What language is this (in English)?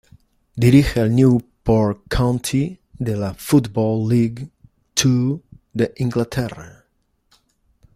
Spanish